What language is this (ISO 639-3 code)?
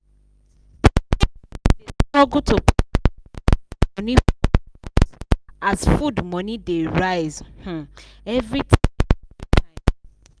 pcm